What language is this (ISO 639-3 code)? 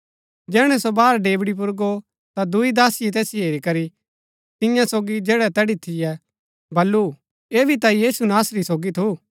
gbk